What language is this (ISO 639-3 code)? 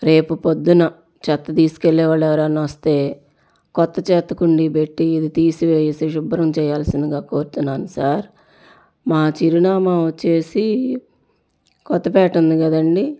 tel